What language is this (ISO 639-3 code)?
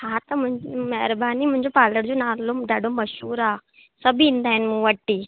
snd